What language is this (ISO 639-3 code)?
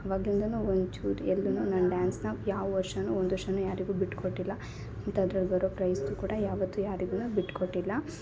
kan